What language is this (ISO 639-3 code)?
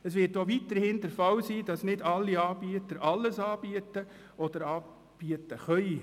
gsw